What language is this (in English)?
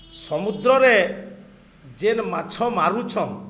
Odia